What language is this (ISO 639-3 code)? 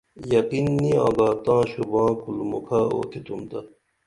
dml